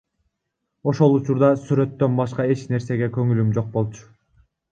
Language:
Kyrgyz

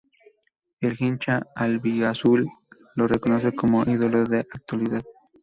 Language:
Spanish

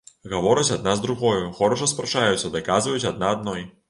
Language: Belarusian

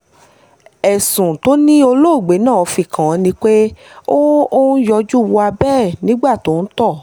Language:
Yoruba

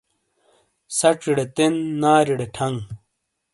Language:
Shina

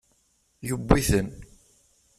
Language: Kabyle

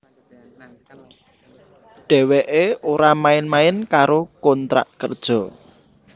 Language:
Javanese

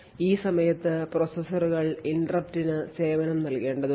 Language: Malayalam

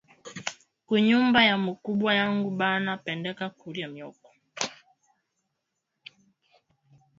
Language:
Swahili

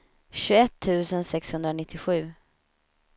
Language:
Swedish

